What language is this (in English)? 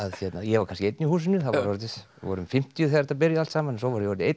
Icelandic